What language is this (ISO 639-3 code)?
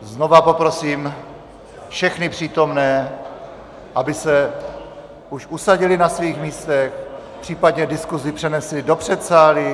ces